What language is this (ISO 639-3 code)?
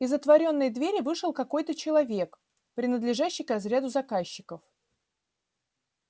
rus